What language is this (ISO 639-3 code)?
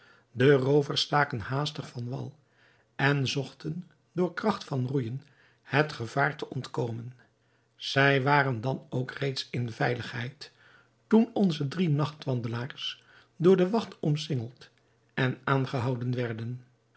nld